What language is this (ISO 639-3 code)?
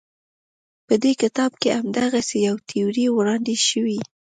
pus